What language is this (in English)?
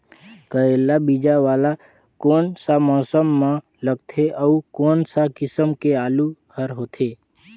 Chhattisgarhi